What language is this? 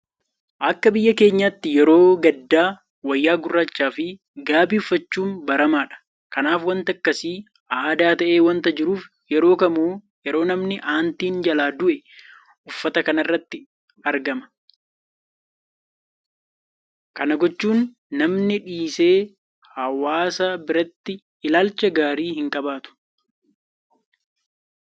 Oromo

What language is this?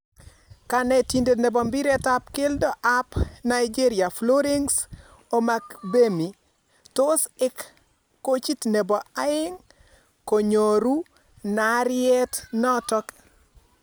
Kalenjin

